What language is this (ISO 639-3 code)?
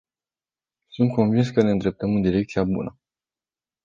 ron